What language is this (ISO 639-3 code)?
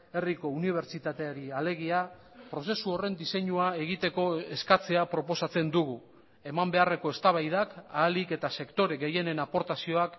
eus